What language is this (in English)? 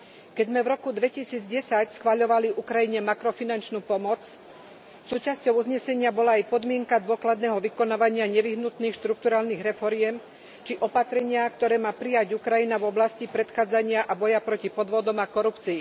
Slovak